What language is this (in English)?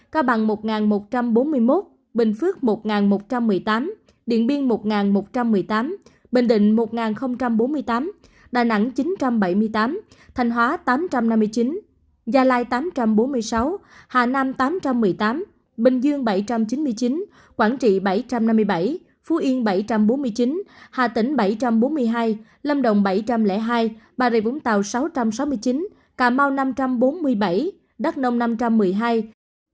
Vietnamese